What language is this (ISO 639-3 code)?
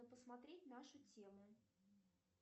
rus